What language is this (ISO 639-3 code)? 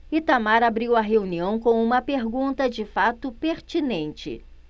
por